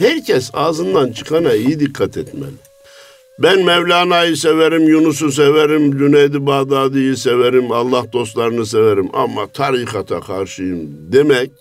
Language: Turkish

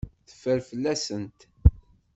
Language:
Kabyle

